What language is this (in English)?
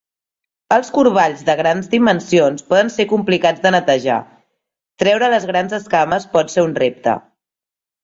Catalan